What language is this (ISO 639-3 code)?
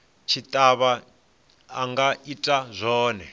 ven